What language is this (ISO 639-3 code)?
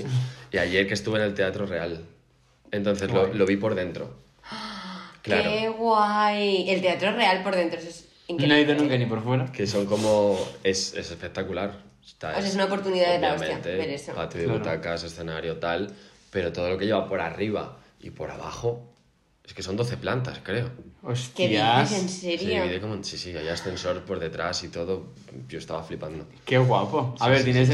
spa